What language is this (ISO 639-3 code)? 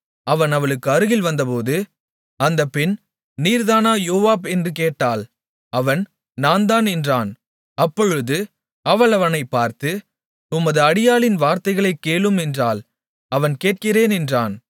tam